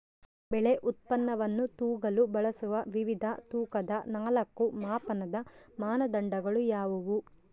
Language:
Kannada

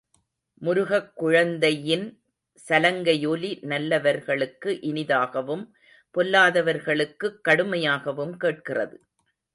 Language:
Tamil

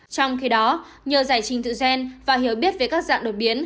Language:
Vietnamese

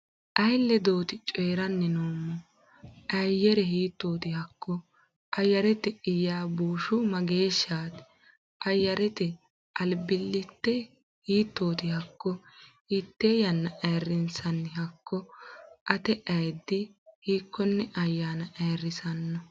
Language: Sidamo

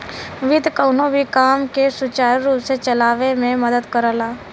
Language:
Bhojpuri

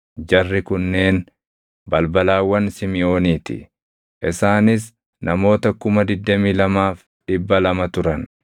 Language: Oromo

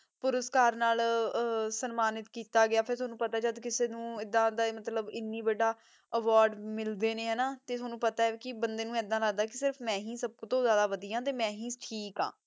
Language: Punjabi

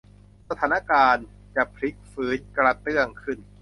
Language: Thai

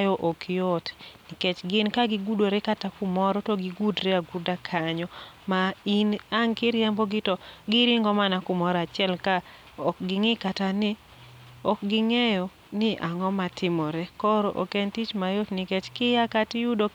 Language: Luo (Kenya and Tanzania)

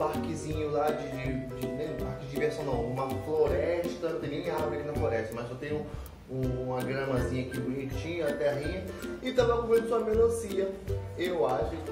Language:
Portuguese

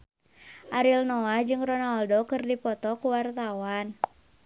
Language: Sundanese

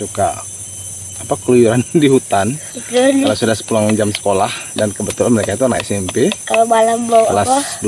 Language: Indonesian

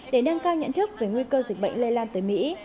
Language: Vietnamese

